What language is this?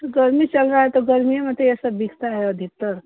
Hindi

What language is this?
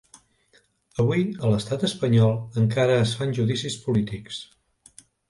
Catalan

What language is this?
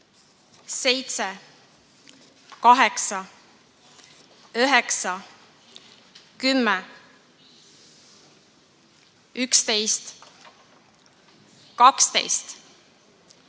Estonian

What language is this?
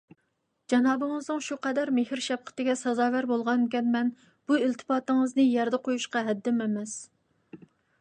Uyghur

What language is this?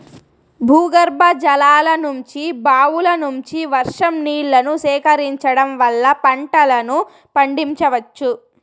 Telugu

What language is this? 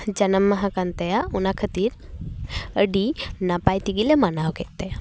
Santali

